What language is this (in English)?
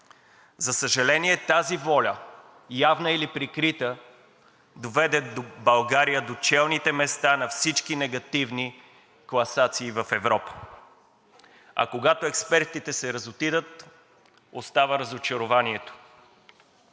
Bulgarian